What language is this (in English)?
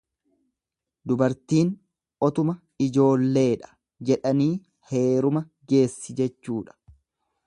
Oromo